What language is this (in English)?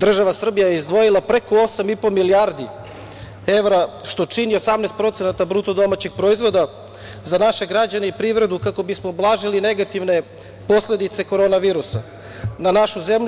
Serbian